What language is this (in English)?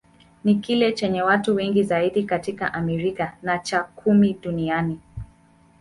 Swahili